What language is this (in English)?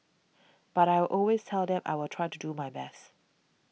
English